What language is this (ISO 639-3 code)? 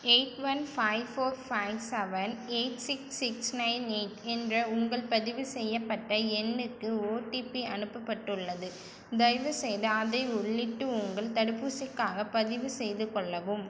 tam